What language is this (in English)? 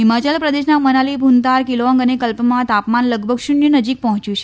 Gujarati